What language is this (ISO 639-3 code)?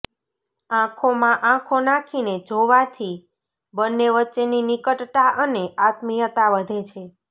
guj